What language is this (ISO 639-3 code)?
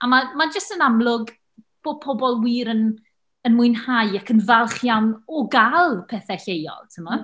cym